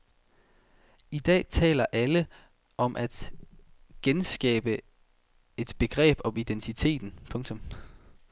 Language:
Danish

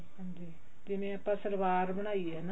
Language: Punjabi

